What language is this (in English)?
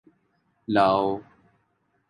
Urdu